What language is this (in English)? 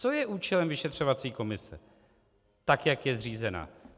Czech